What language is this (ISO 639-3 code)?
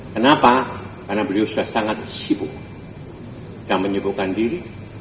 ind